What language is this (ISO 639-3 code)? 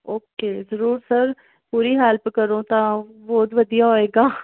pan